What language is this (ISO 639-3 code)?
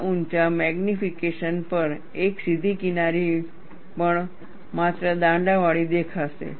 guj